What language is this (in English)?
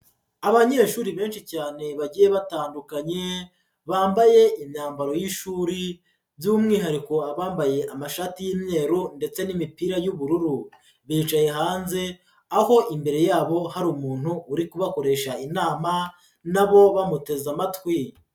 Kinyarwanda